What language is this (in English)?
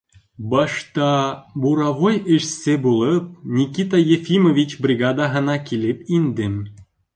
Bashkir